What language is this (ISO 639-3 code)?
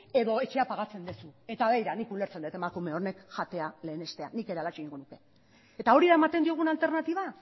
eus